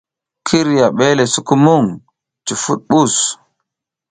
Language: South Giziga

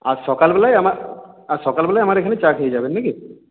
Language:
Bangla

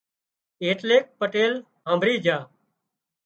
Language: Wadiyara Koli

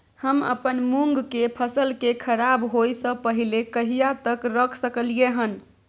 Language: Maithili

